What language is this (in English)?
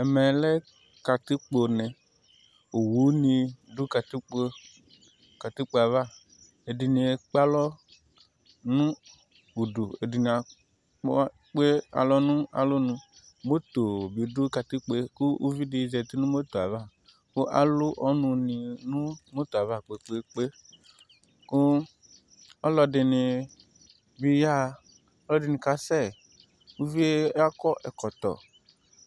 Ikposo